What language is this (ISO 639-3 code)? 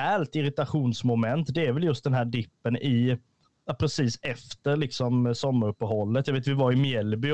swe